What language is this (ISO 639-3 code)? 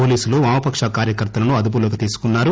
tel